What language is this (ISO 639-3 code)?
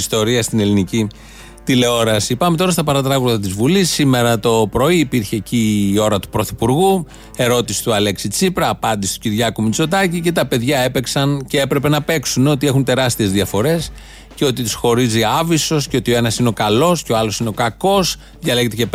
ell